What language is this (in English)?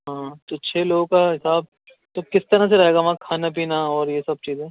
Urdu